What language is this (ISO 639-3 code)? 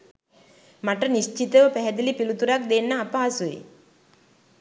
sin